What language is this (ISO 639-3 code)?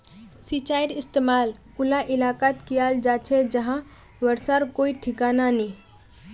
mag